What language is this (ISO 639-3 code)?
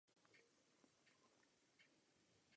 ces